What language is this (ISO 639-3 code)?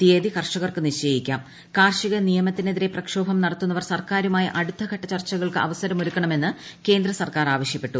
mal